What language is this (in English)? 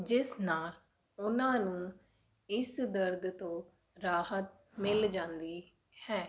Punjabi